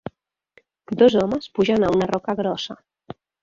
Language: Catalan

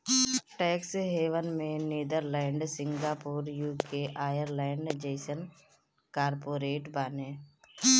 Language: Bhojpuri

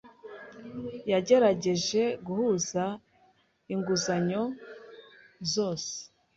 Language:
Kinyarwanda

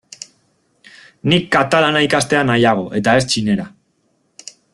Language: Basque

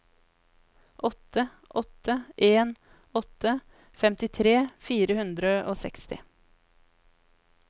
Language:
Norwegian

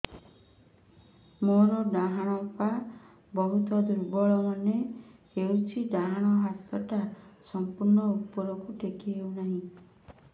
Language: Odia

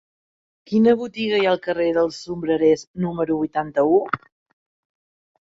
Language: Catalan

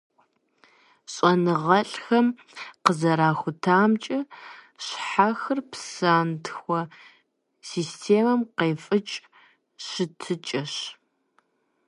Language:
Kabardian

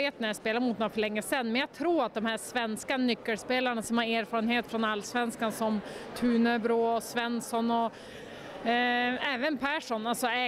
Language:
Swedish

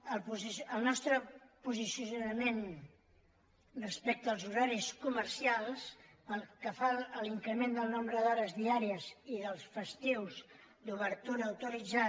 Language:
Catalan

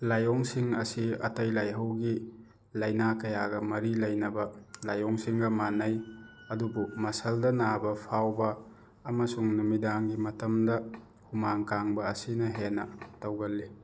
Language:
Manipuri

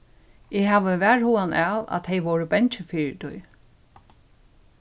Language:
Faroese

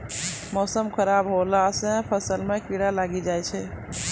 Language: Maithili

